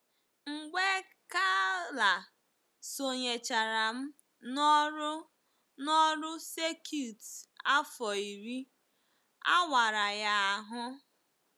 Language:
Igbo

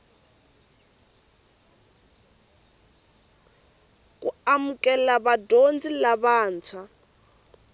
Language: Tsonga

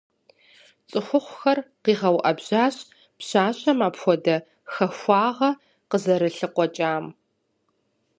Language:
Kabardian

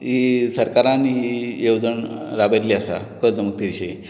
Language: Konkani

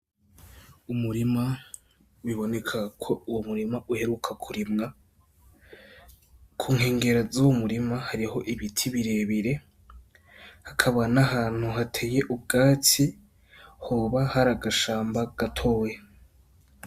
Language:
Rundi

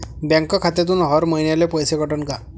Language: Marathi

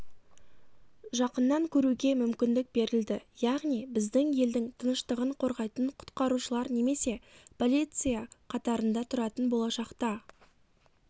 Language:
Kazakh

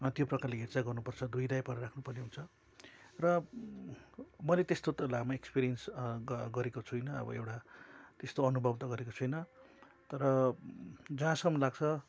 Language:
Nepali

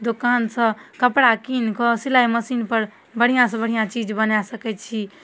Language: Maithili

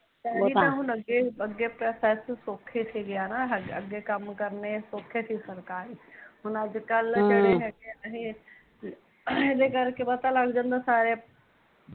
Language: Punjabi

